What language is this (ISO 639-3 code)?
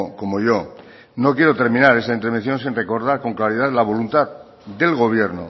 spa